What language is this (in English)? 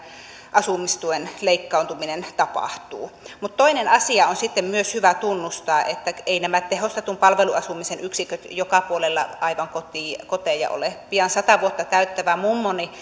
Finnish